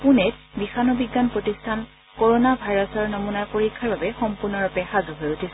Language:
Assamese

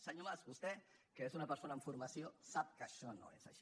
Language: Catalan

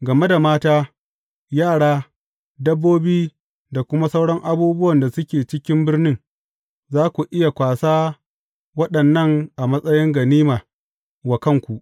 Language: Hausa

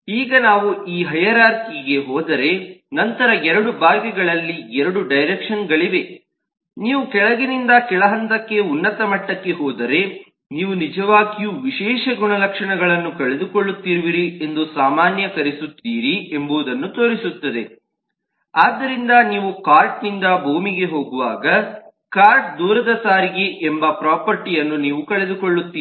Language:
Kannada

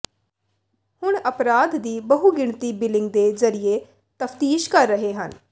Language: Punjabi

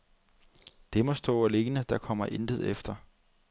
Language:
Danish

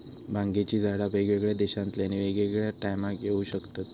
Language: Marathi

